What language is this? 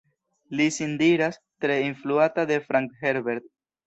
Esperanto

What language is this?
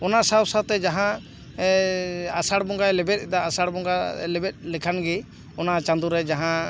Santali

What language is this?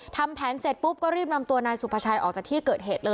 Thai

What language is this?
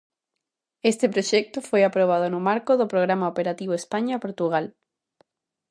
Galician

